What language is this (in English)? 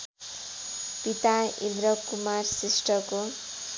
Nepali